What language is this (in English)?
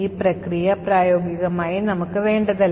Malayalam